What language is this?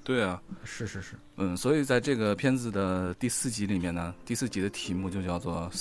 Chinese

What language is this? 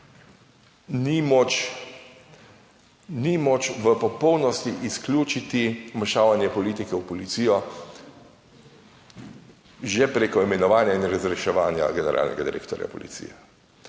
Slovenian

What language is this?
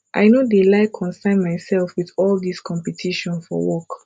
Nigerian Pidgin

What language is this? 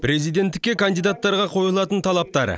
Kazakh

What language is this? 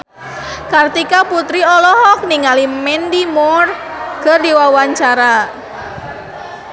Sundanese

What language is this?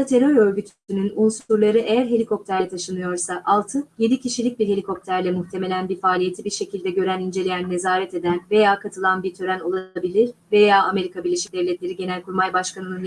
Turkish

